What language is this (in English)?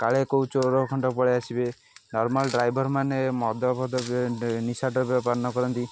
Odia